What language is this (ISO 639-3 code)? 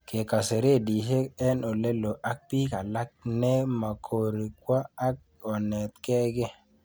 kln